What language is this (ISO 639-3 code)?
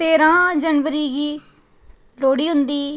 doi